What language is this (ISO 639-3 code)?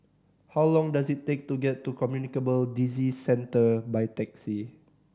eng